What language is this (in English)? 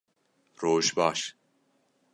Kurdish